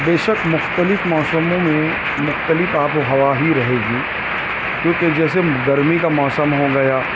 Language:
Urdu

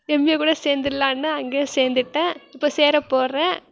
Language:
Tamil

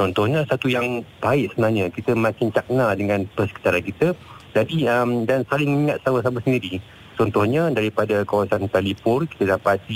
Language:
Malay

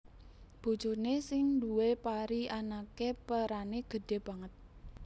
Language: Javanese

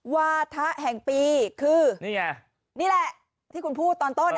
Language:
Thai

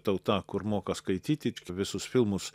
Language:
Lithuanian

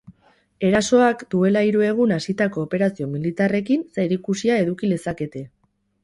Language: Basque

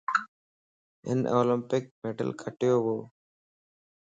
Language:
Lasi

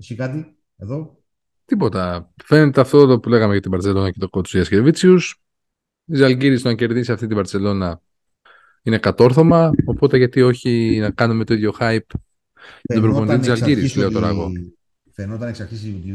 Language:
Greek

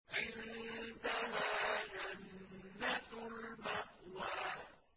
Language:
Arabic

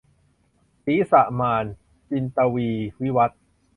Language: Thai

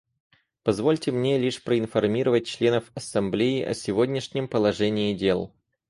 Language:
Russian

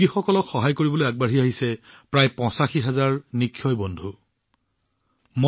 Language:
Assamese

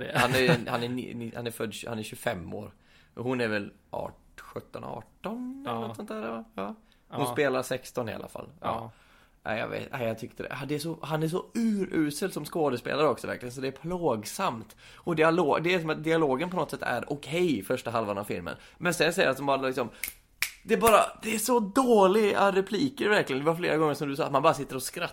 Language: Swedish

